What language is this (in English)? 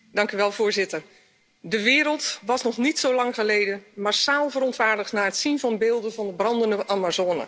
Dutch